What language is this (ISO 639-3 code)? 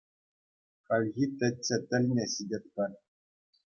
chv